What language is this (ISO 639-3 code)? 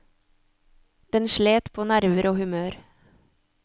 nor